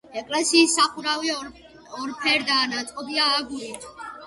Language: Georgian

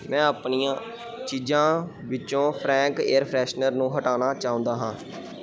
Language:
Punjabi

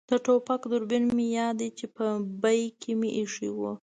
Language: Pashto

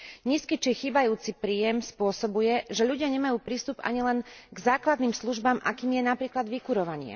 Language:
Slovak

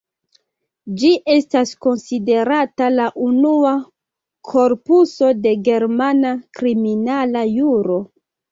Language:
Esperanto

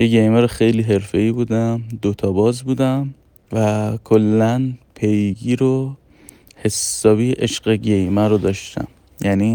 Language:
Persian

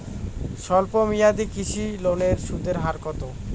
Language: Bangla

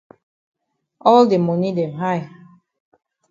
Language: Cameroon Pidgin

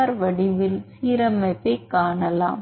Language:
Tamil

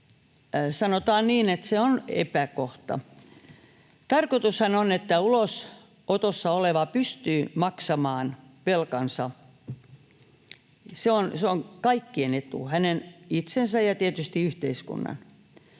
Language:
Finnish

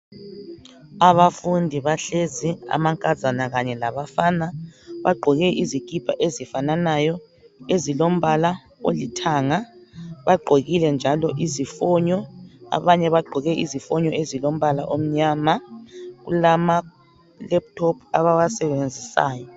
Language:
North Ndebele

